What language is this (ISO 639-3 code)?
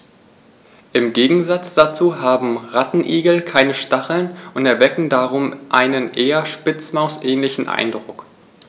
deu